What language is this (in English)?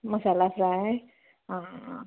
Konkani